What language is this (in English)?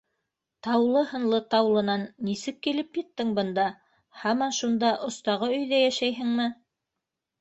Bashkir